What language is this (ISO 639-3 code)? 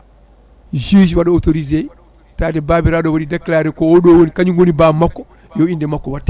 ful